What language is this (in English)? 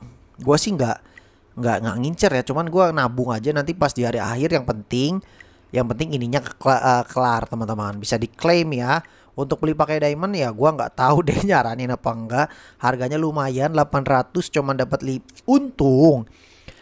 Indonesian